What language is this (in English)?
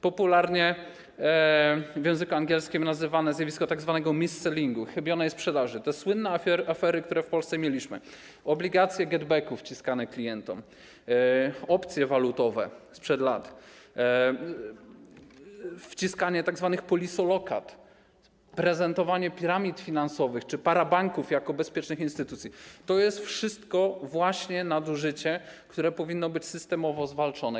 Polish